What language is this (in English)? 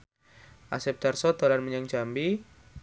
Javanese